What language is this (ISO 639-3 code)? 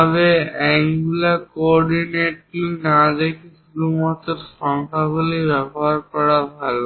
ben